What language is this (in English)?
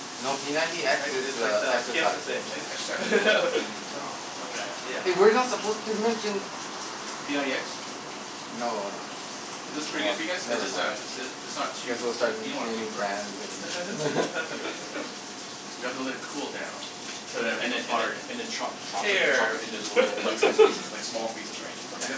English